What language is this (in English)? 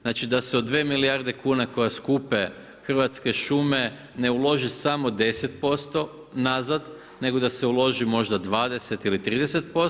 Croatian